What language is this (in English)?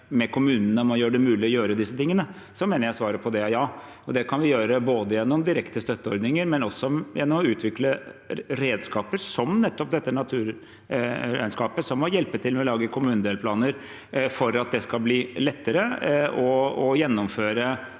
Norwegian